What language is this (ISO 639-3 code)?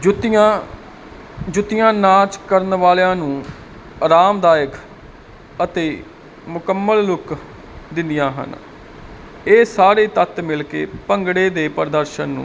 pan